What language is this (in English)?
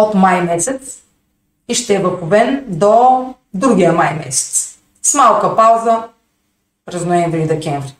Bulgarian